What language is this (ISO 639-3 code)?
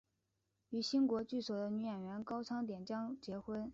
zho